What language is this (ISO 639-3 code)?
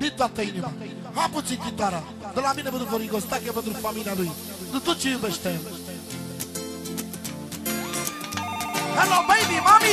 ron